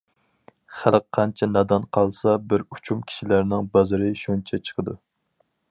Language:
Uyghur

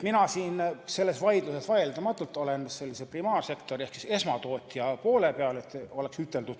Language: Estonian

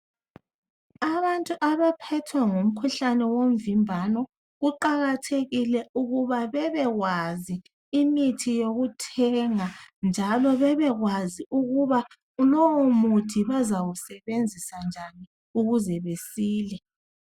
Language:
North Ndebele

